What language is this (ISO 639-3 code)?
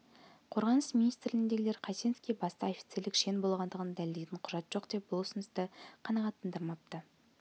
kaz